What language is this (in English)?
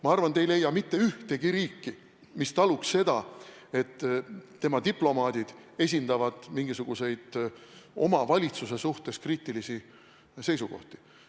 Estonian